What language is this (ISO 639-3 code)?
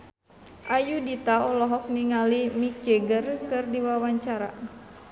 sun